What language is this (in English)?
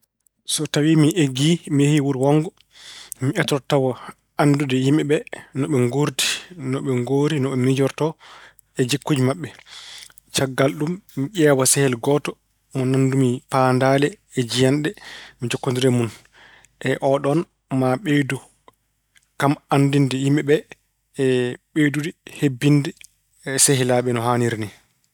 Fula